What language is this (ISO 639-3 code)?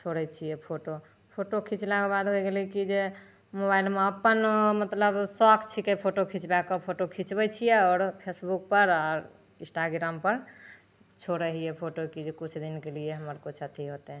mai